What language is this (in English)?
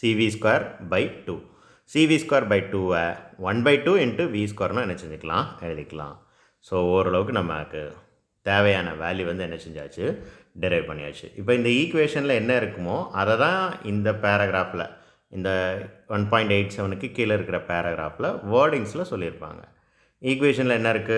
Tamil